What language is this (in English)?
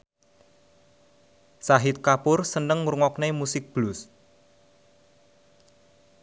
Javanese